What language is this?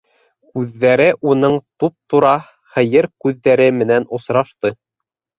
Bashkir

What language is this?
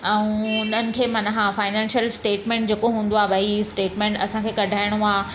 Sindhi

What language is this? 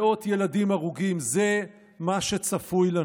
Hebrew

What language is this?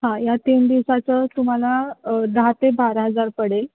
Marathi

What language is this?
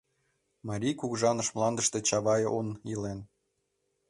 Mari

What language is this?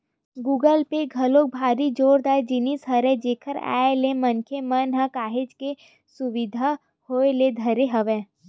Chhattisgarhi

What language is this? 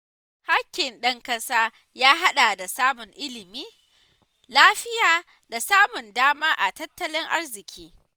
Hausa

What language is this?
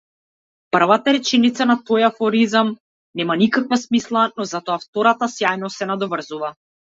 Macedonian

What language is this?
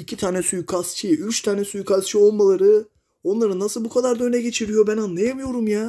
Turkish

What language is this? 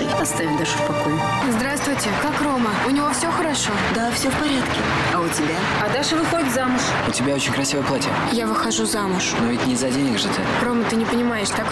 Russian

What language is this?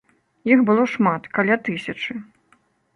Belarusian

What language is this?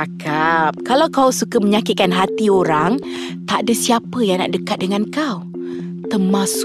Malay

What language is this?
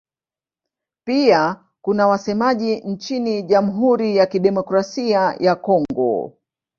Swahili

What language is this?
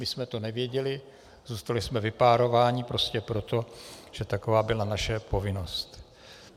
Czech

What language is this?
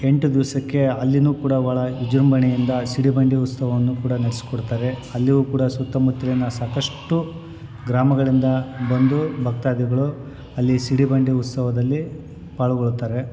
Kannada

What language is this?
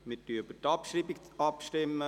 Swiss German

